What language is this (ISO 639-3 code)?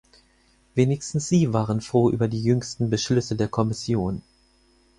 deu